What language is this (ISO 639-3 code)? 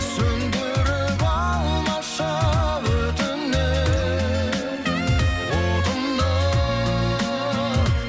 kaz